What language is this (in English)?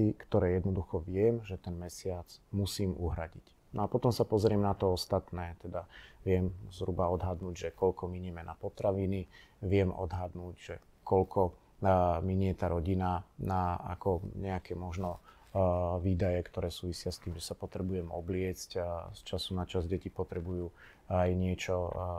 Slovak